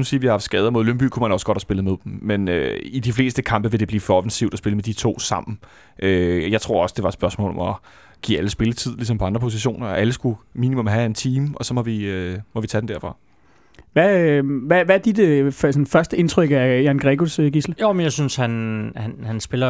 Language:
Danish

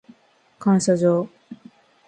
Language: Japanese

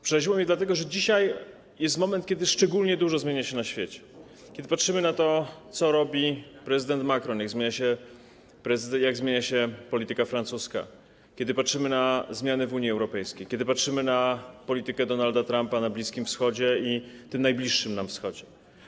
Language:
Polish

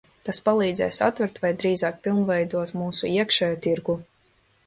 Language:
Latvian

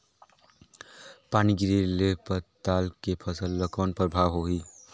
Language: Chhattisgarhi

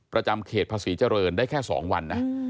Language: Thai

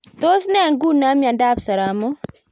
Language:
Kalenjin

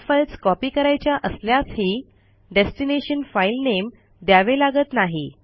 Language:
Marathi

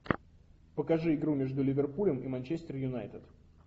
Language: Russian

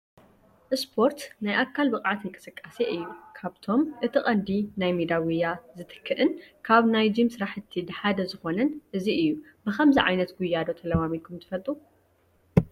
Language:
Tigrinya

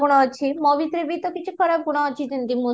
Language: Odia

